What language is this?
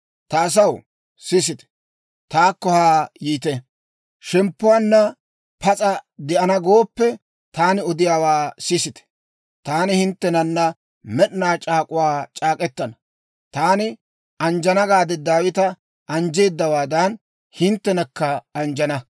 Dawro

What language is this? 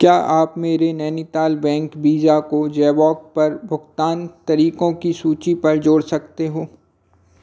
Hindi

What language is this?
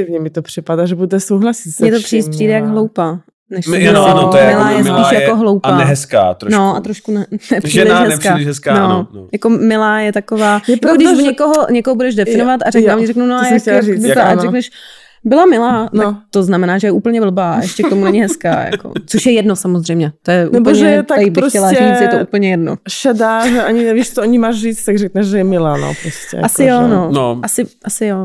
Czech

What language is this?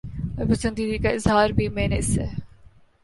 Urdu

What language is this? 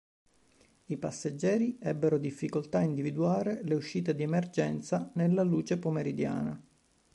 Italian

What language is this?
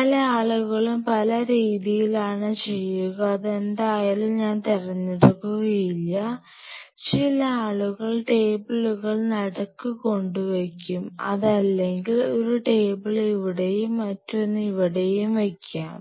Malayalam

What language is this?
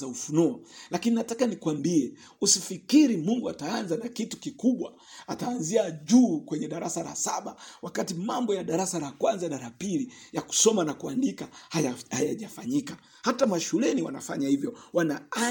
Swahili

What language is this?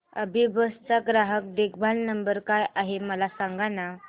Marathi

